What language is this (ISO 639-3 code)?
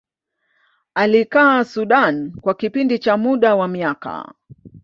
swa